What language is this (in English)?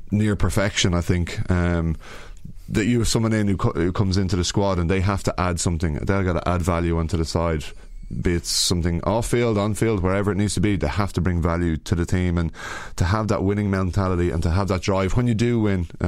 English